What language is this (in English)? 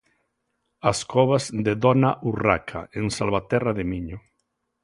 Galician